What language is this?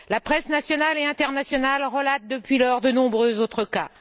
French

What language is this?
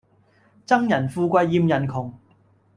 Cantonese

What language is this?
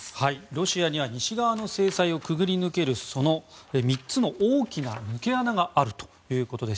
Japanese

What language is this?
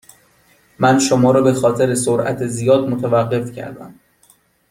Persian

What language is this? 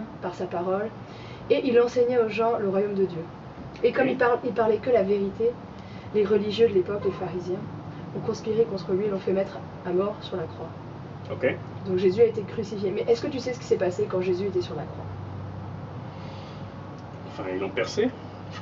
French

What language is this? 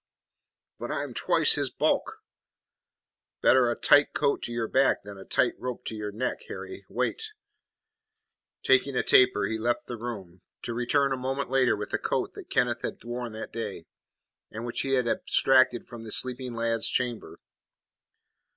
English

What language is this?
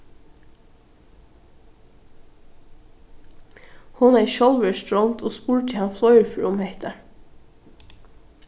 Faroese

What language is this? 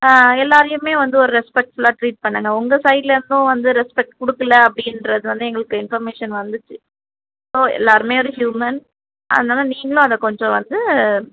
Tamil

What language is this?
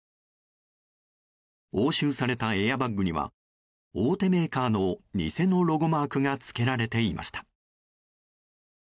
Japanese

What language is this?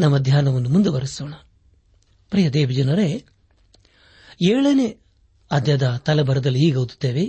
Kannada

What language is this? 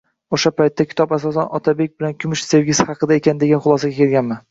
Uzbek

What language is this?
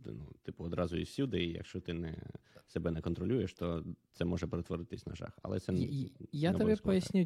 Ukrainian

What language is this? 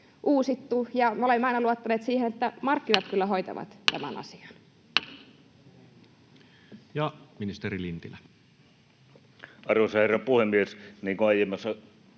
Finnish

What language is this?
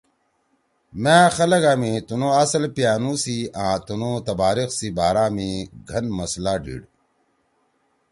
Torwali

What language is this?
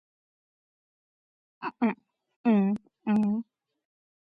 Georgian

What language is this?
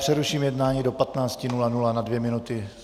Czech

